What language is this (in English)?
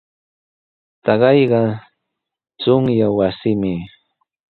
Sihuas Ancash Quechua